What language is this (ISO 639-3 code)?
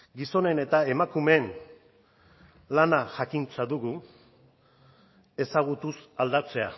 eus